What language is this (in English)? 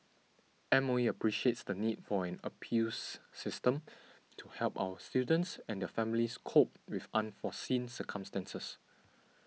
English